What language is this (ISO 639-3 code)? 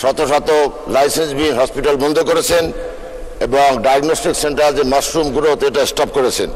ron